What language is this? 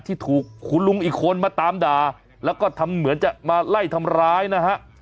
Thai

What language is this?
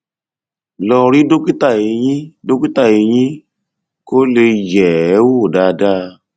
Yoruba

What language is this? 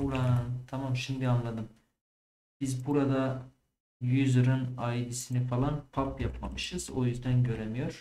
Turkish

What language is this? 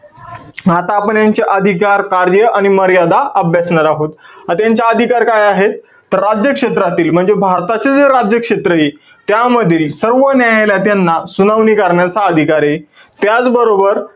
Marathi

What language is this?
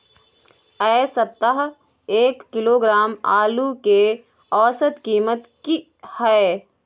Maithili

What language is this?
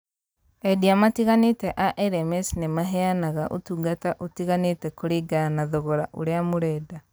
Kikuyu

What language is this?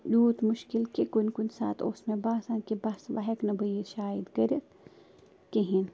Kashmiri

